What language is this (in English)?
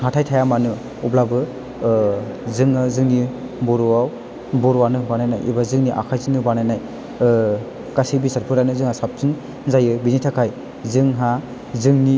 Bodo